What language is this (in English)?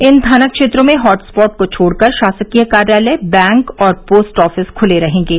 Hindi